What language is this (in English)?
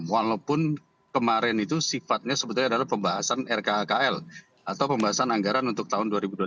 Indonesian